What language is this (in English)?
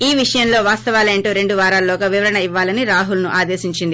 Telugu